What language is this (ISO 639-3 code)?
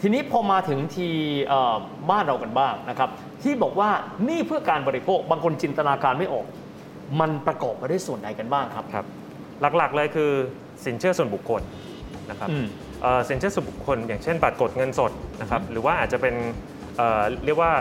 tha